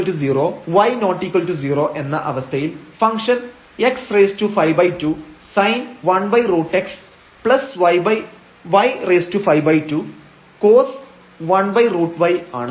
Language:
Malayalam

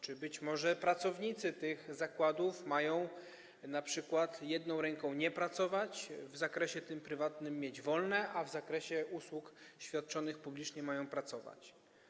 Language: Polish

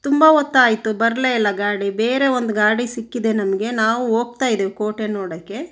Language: Kannada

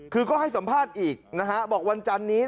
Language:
Thai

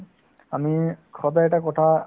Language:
Assamese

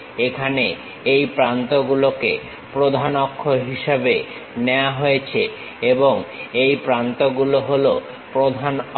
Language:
Bangla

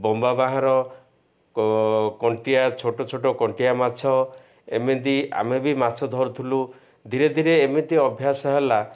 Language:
Odia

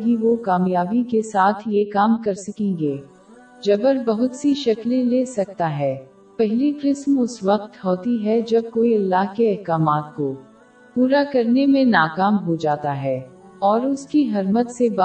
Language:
Urdu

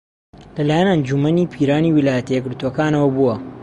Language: Central Kurdish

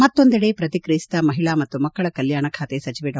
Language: Kannada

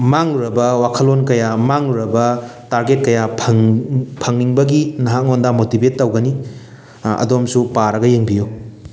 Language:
Manipuri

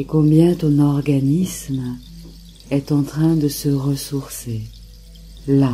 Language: French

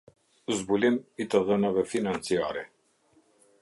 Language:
Albanian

